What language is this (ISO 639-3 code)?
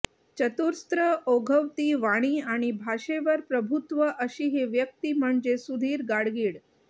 mar